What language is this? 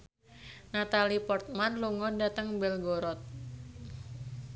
Javanese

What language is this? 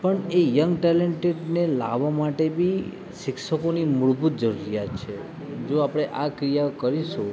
Gujarati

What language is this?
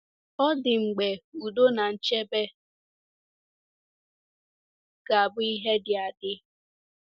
Igbo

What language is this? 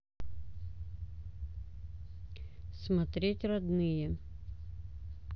Russian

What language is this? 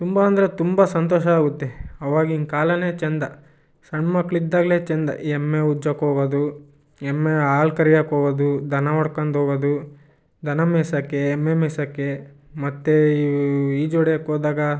Kannada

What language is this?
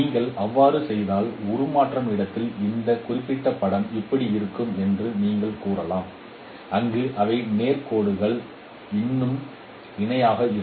Tamil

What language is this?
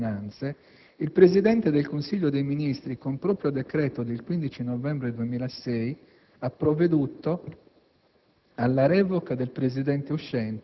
Italian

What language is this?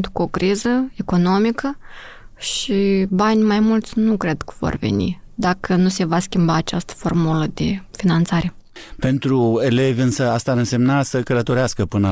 Romanian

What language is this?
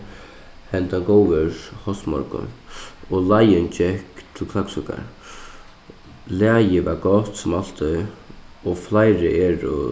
Faroese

